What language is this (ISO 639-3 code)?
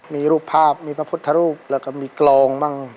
tha